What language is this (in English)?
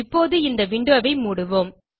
Tamil